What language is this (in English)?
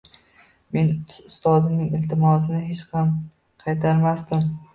Uzbek